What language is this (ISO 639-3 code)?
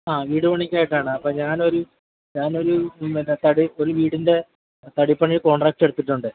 mal